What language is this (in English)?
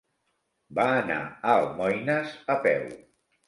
Catalan